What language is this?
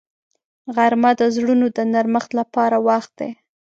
Pashto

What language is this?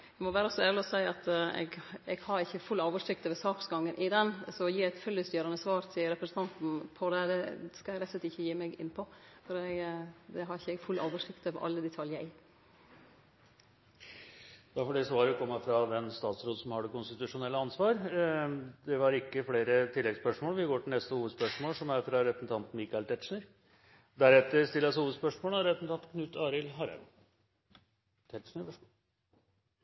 Norwegian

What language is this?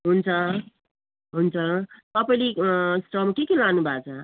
Nepali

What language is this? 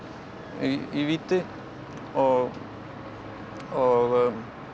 Icelandic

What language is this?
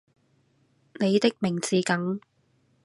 Cantonese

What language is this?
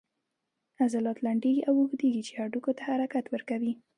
Pashto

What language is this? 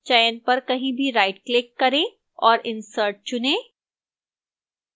Hindi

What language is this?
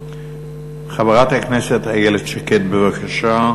Hebrew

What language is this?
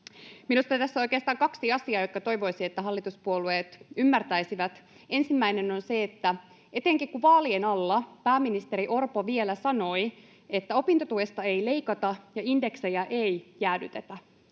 Finnish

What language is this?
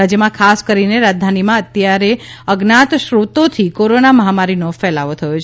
Gujarati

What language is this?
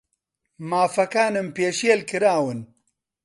Central Kurdish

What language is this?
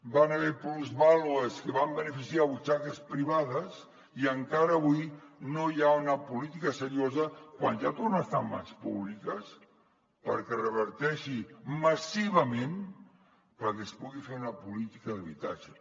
Catalan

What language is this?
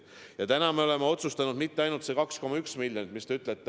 Estonian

